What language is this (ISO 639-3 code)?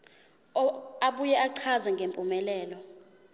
zul